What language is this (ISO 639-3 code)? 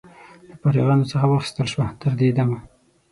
pus